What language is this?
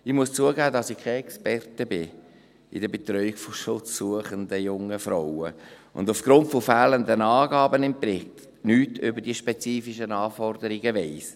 Swiss German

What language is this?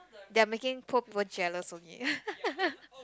English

